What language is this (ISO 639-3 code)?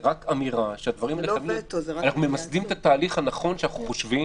heb